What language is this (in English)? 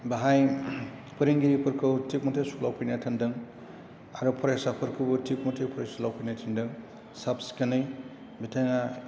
Bodo